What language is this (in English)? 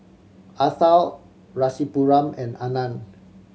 English